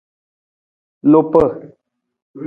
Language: Nawdm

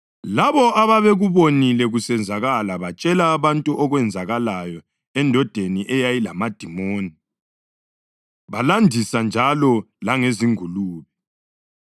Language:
North Ndebele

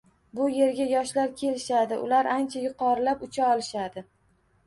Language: Uzbek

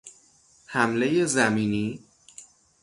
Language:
Persian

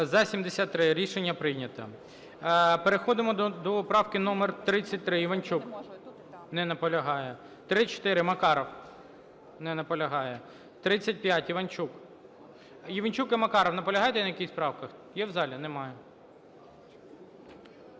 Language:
Ukrainian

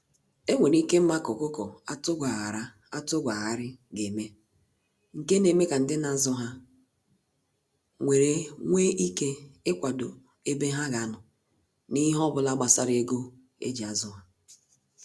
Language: Igbo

